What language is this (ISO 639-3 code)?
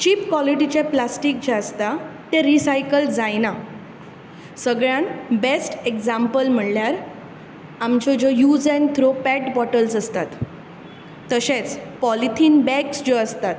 kok